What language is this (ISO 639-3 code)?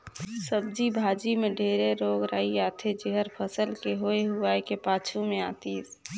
hne